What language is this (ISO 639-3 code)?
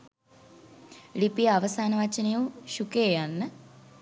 sin